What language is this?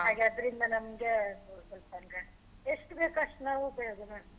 Kannada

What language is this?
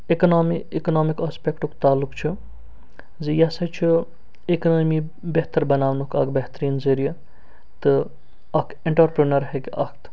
Kashmiri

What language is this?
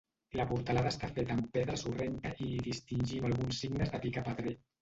Catalan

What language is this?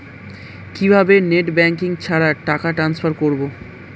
Bangla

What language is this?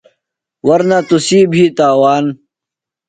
Phalura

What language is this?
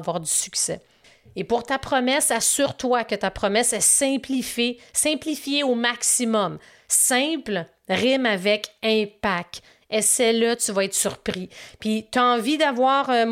French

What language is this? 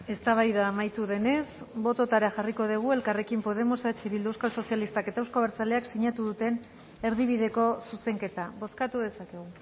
Basque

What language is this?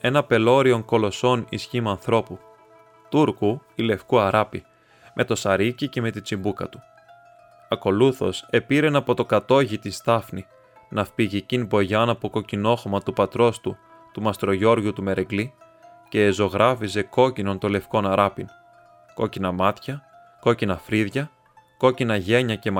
Greek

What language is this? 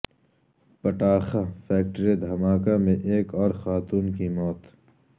Urdu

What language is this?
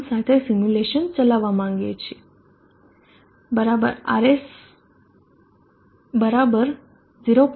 Gujarati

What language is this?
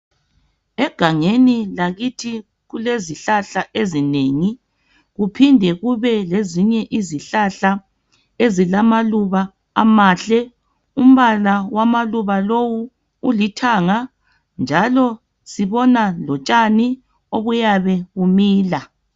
North Ndebele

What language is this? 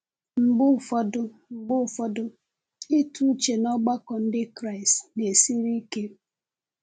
Igbo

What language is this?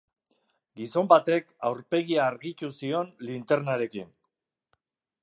Basque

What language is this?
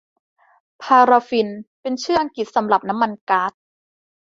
Thai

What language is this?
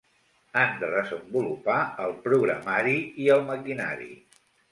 Catalan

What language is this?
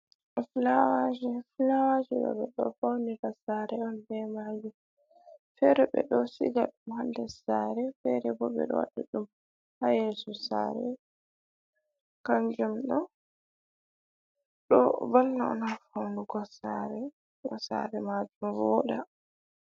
Fula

